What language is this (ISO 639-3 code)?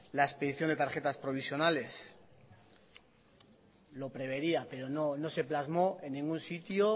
spa